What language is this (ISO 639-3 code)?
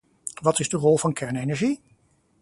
nld